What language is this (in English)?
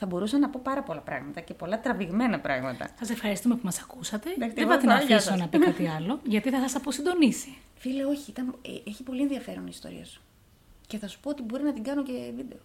Greek